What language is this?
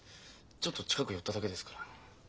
Japanese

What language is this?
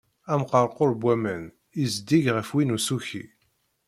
Kabyle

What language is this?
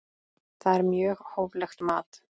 Icelandic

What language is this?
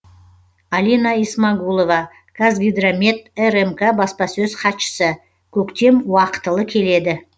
Kazakh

